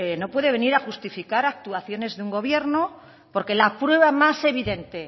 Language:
Spanish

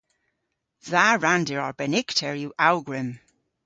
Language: Cornish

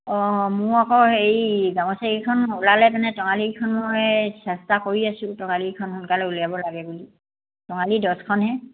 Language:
Assamese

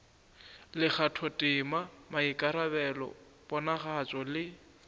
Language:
Northern Sotho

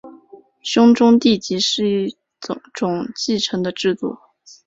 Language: Chinese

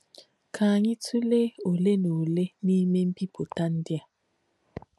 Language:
Igbo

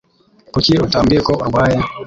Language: Kinyarwanda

